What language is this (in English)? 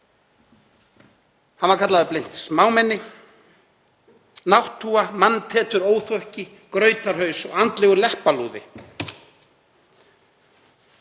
Icelandic